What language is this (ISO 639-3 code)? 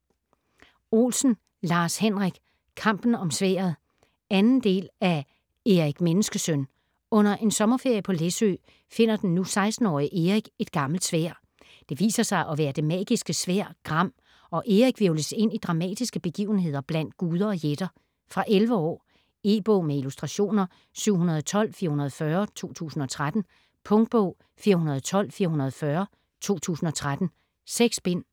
dan